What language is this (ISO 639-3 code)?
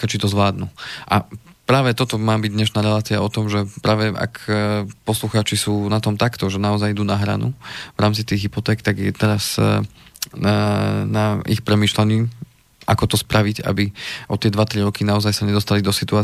slk